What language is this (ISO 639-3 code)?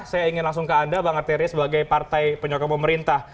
ind